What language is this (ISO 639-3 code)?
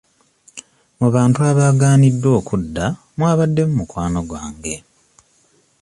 lug